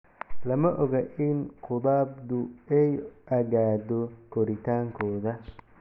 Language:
Somali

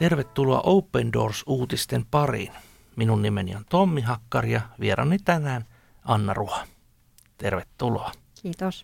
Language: Finnish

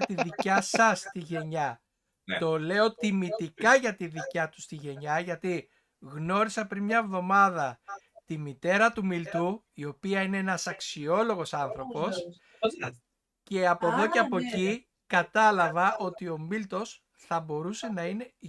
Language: Greek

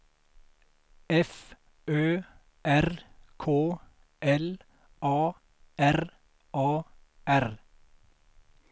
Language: Swedish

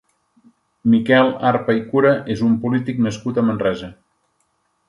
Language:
Catalan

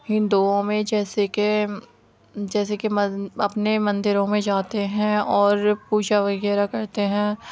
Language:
Urdu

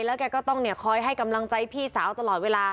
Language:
Thai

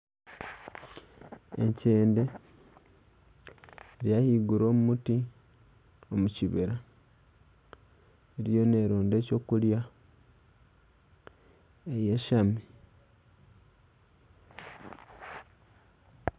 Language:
Nyankole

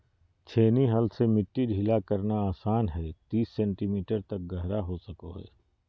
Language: Magahi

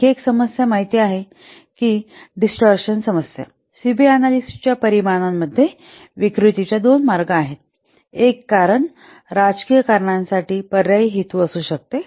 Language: Marathi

